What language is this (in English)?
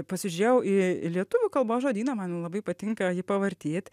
Lithuanian